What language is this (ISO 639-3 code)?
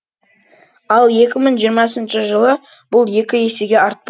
kaz